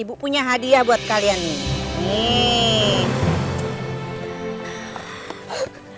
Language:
Indonesian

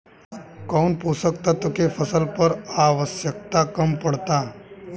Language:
Bhojpuri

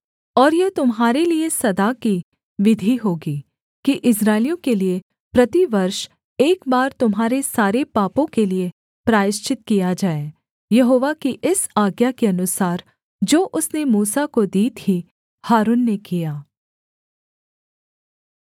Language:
Hindi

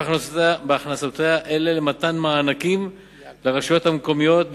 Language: Hebrew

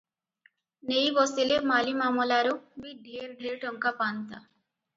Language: Odia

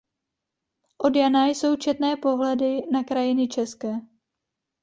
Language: Czech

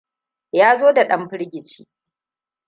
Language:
Hausa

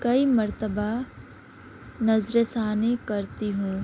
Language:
Urdu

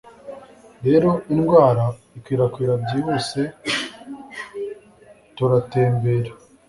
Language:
Kinyarwanda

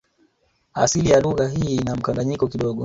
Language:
Swahili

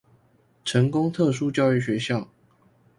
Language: Chinese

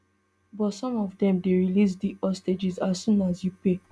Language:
Nigerian Pidgin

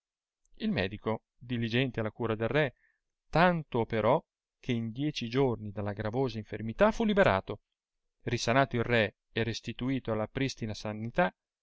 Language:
Italian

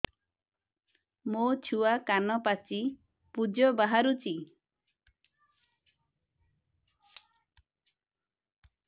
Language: Odia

